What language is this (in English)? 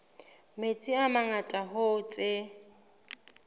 Southern Sotho